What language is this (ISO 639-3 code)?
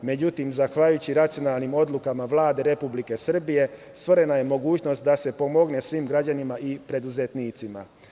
srp